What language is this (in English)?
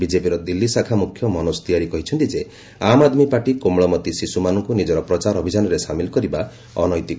Odia